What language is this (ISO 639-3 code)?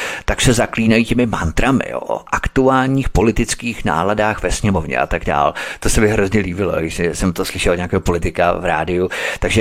ces